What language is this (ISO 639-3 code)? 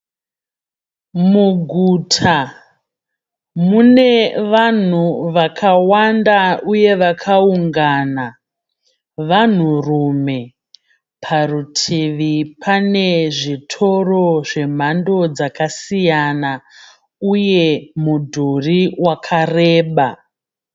sna